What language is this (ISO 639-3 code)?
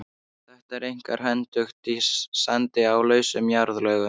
isl